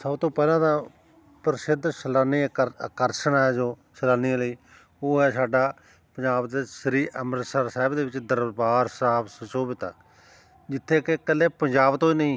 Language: Punjabi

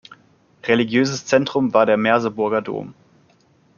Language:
German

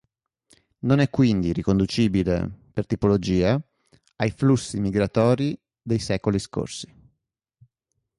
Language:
Italian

